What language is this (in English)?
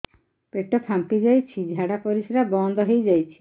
Odia